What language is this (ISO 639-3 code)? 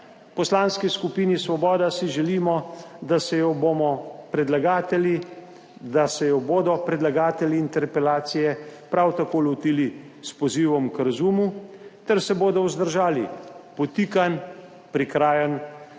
slv